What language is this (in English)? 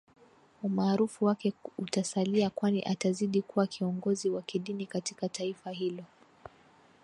Swahili